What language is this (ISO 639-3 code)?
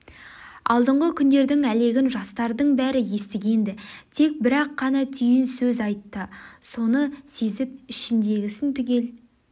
kaz